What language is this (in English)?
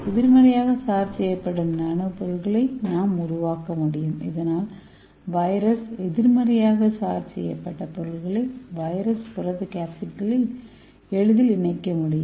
Tamil